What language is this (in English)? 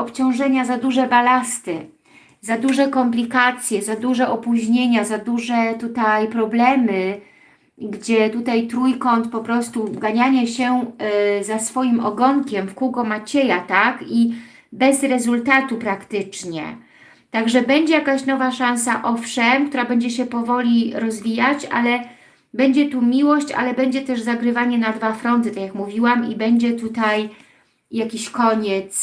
Polish